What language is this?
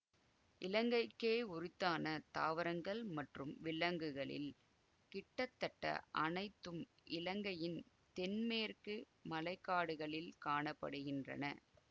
Tamil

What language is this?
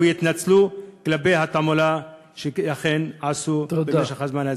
Hebrew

